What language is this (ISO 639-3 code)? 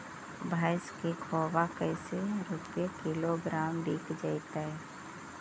mag